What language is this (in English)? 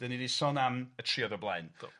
Welsh